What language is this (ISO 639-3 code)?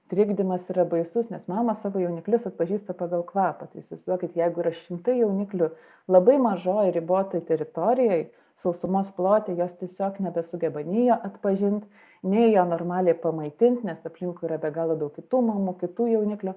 lit